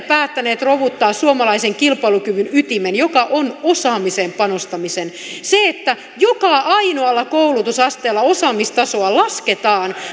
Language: Finnish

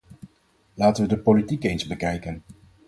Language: Dutch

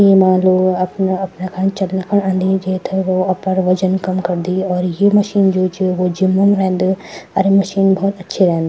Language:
Garhwali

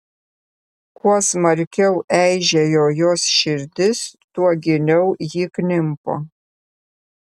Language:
Lithuanian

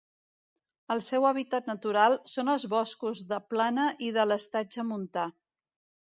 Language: Catalan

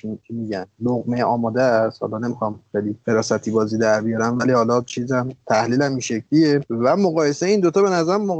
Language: Persian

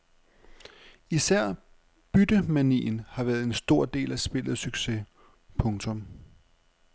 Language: Danish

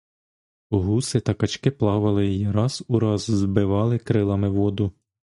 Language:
Ukrainian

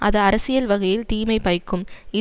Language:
Tamil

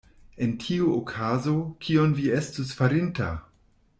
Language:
Esperanto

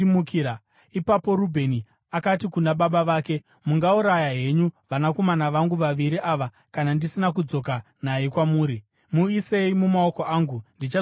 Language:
Shona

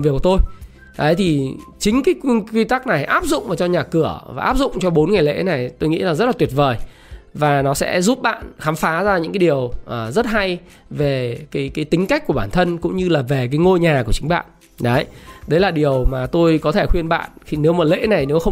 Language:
Vietnamese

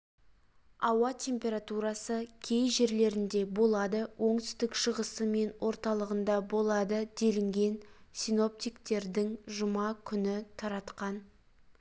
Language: Kazakh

